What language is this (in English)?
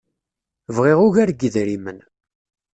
Kabyle